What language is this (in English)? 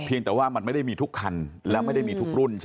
Thai